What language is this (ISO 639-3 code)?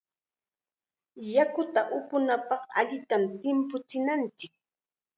qxa